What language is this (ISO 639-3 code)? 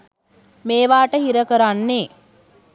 sin